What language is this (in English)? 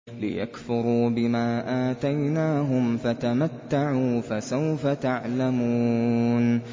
Arabic